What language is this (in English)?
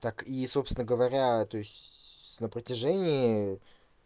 Russian